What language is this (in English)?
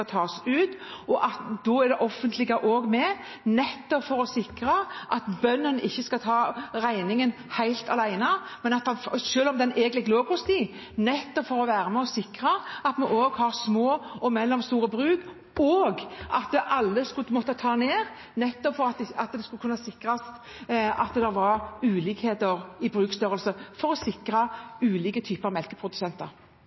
Norwegian